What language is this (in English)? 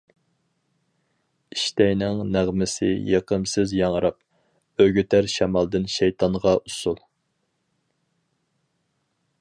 Uyghur